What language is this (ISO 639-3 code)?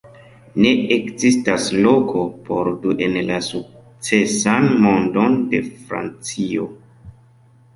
epo